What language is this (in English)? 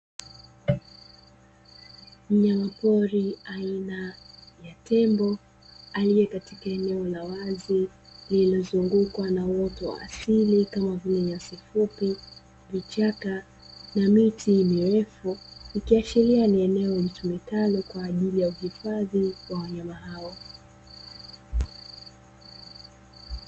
Swahili